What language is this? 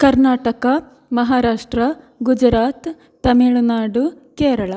Sanskrit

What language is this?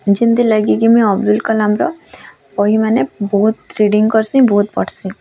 Odia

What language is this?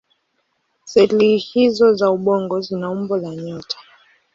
Swahili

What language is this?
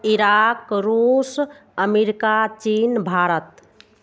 Maithili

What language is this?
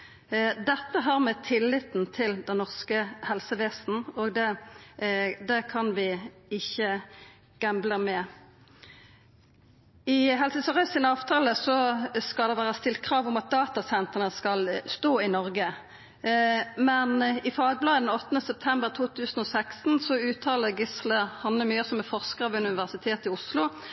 Norwegian Nynorsk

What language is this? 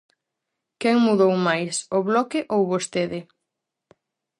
Galician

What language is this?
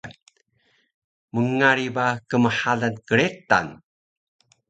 Taroko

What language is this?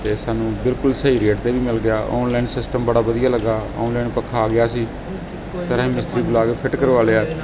Punjabi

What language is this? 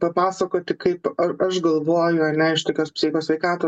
Lithuanian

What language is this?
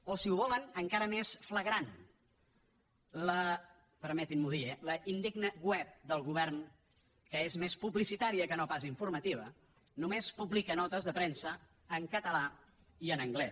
Catalan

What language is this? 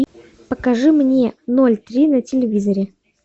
Russian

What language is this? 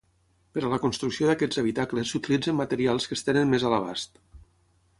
Catalan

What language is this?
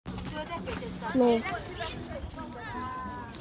Russian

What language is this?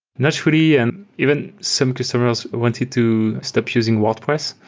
English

